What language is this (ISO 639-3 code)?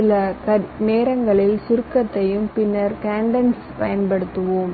tam